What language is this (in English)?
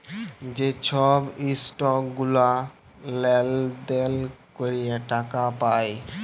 Bangla